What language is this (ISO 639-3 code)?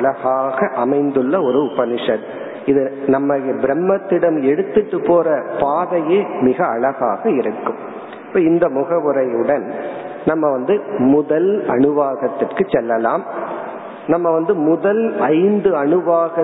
tam